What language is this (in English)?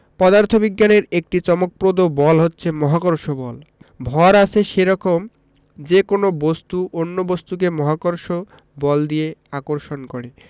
Bangla